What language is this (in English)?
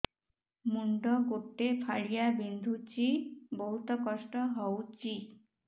Odia